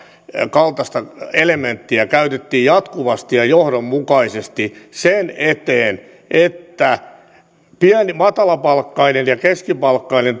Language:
Finnish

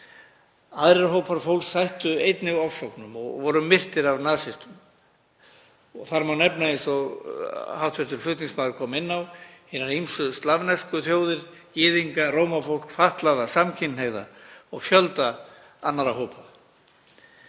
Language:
Icelandic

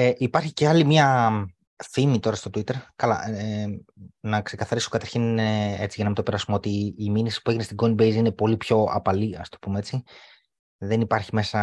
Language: Greek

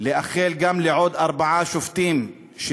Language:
Hebrew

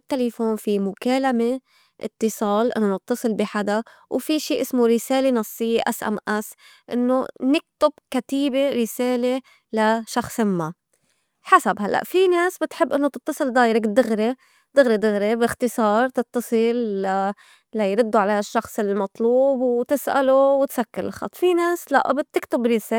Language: North Levantine Arabic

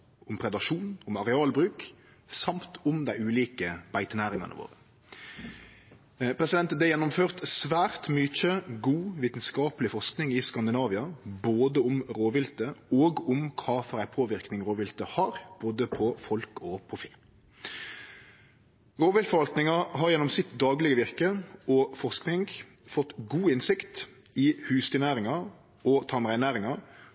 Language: Norwegian Nynorsk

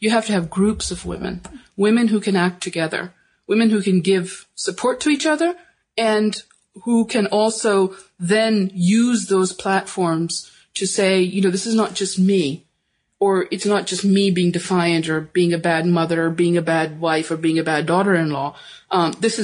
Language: English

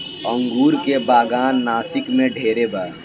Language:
Bhojpuri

